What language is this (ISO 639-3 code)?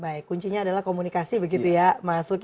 ind